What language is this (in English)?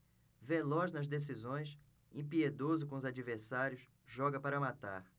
Portuguese